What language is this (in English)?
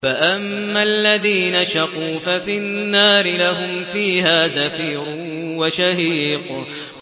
Arabic